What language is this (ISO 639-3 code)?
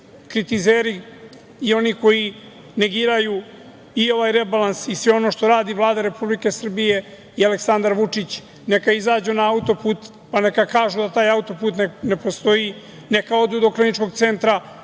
srp